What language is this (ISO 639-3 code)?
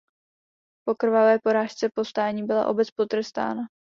ces